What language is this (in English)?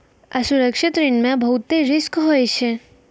Maithili